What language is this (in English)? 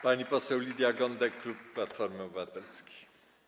Polish